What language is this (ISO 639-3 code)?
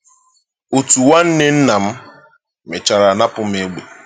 ibo